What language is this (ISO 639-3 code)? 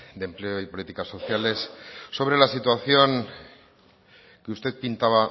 spa